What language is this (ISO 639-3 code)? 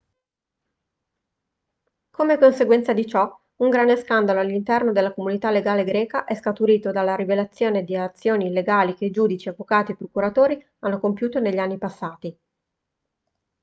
ita